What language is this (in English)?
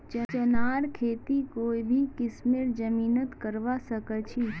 Magahi